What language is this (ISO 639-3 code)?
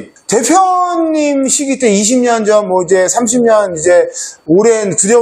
kor